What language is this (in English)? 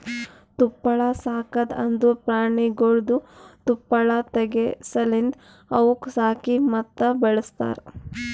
Kannada